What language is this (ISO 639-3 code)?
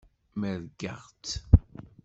kab